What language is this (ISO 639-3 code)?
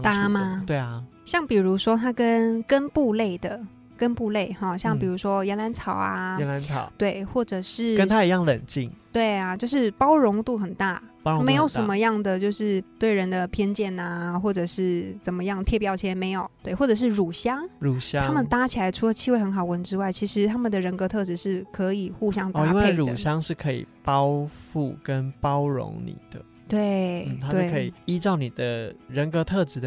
zho